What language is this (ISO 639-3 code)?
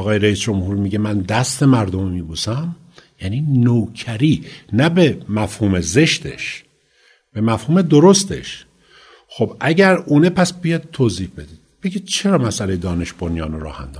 fas